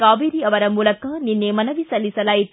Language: Kannada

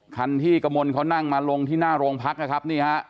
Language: Thai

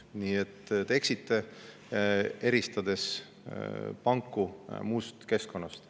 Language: Estonian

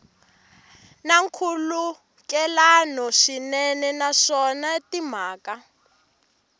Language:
Tsonga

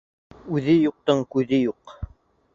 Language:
Bashkir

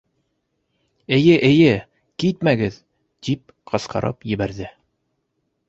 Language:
Bashkir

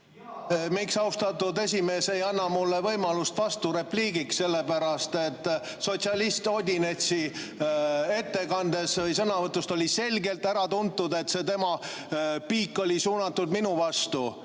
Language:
Estonian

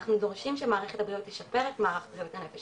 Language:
Hebrew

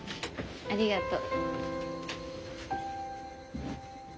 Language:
Japanese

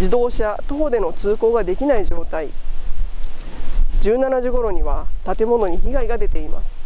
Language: Japanese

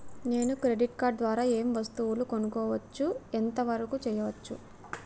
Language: Telugu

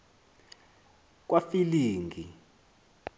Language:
Xhosa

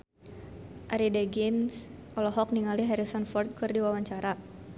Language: Sundanese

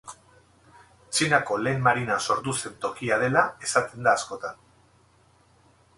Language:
Basque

